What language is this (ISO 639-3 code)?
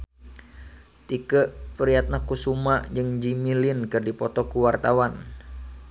sun